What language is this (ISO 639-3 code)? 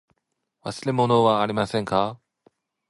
jpn